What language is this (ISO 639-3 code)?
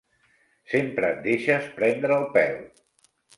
cat